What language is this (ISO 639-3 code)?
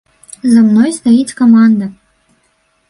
bel